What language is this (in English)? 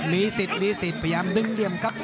Thai